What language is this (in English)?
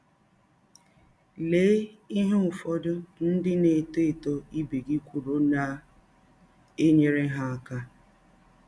Igbo